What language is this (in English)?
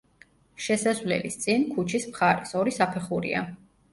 Georgian